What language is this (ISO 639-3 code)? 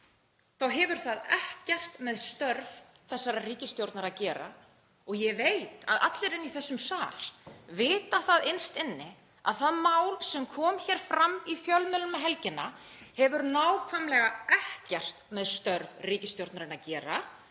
isl